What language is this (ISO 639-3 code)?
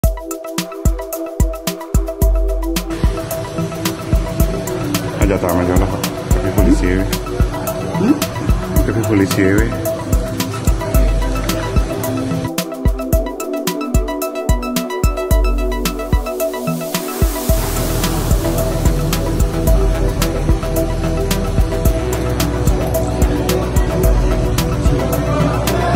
eng